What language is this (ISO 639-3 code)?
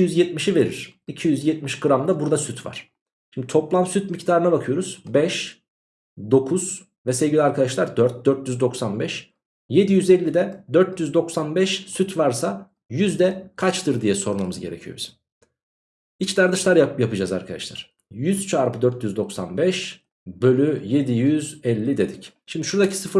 tur